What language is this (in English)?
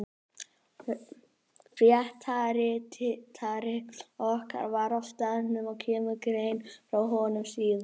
Icelandic